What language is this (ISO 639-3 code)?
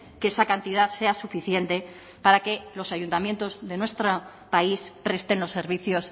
spa